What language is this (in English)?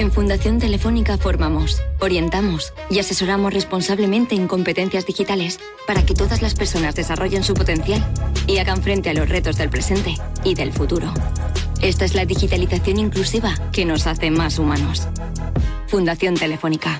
Spanish